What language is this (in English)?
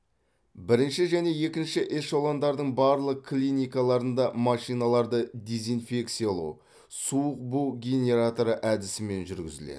Kazakh